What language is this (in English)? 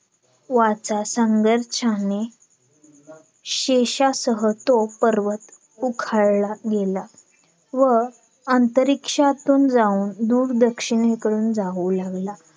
Marathi